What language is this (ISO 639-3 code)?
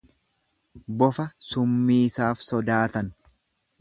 orm